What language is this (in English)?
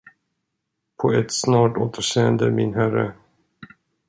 Swedish